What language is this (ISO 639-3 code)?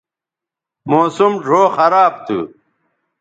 btv